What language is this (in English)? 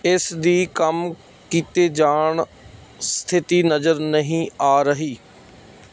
Punjabi